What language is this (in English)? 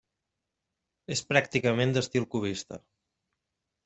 Catalan